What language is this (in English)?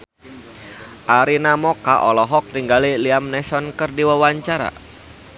Sundanese